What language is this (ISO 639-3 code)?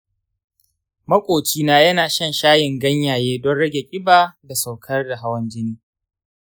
hau